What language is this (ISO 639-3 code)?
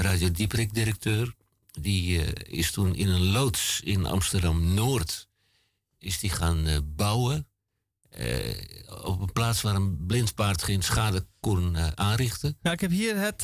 nld